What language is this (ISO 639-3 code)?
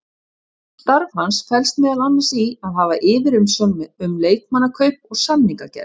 isl